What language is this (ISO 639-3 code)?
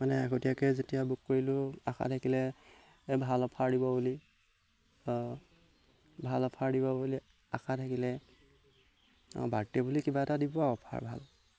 asm